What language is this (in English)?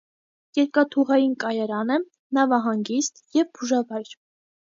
Armenian